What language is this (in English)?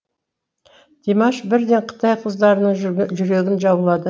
Kazakh